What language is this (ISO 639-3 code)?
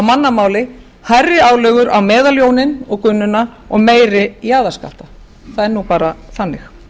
isl